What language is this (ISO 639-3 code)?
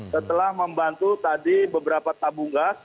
ind